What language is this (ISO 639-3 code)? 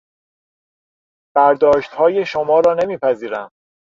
fas